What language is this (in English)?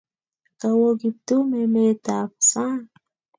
Kalenjin